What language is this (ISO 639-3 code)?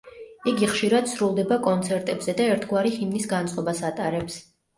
kat